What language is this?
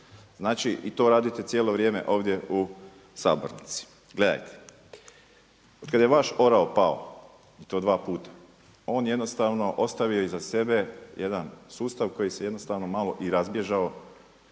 Croatian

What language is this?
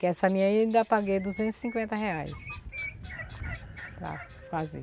Portuguese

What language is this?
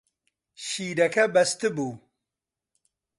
Central Kurdish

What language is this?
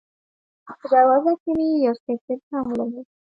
Pashto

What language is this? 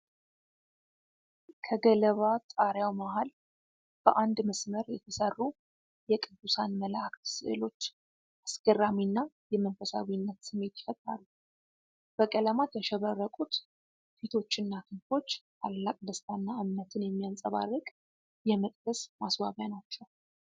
Amharic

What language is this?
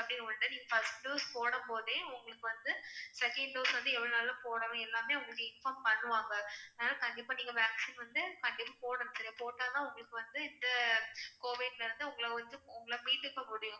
Tamil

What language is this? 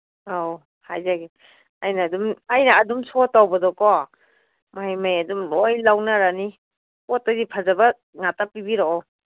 Manipuri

